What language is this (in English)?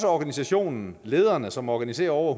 Danish